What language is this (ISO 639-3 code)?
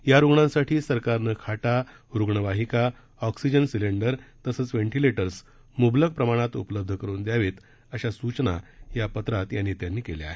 mar